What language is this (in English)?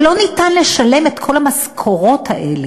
Hebrew